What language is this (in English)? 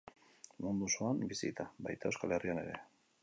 Basque